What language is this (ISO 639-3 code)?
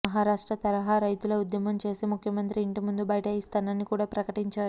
tel